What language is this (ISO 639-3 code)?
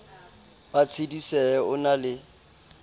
sot